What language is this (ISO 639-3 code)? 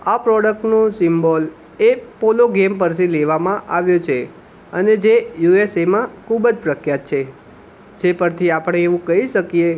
guj